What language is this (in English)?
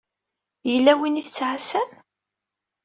Kabyle